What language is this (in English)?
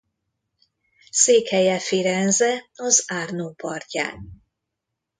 Hungarian